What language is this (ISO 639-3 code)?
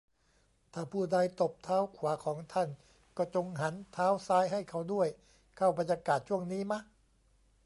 tha